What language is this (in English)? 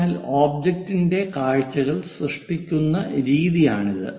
Malayalam